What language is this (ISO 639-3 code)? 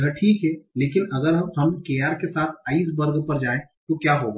hin